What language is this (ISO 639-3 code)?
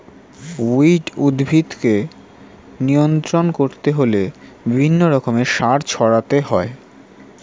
ben